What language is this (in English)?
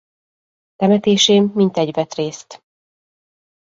Hungarian